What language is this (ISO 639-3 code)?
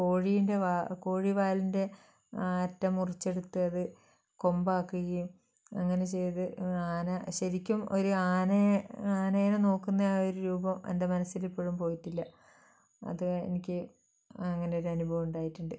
mal